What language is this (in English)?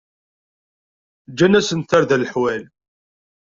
Kabyle